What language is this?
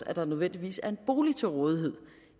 Danish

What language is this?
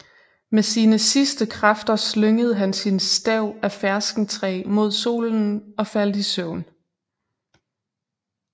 Danish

